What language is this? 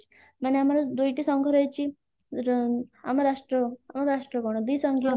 Odia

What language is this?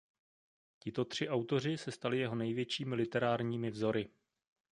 Czech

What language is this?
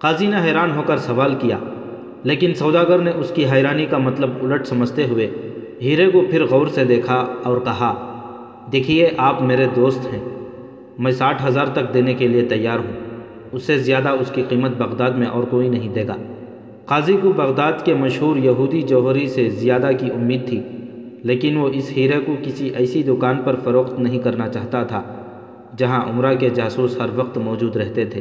Urdu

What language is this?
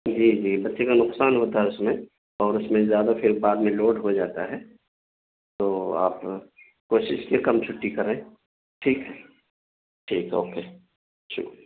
Urdu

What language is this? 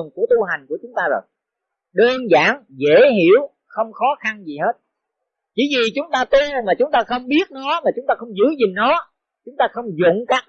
Vietnamese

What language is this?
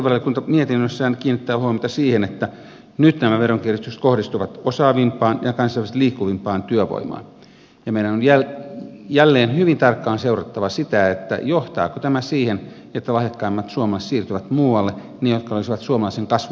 Finnish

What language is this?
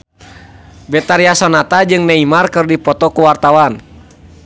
Sundanese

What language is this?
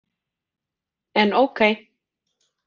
Icelandic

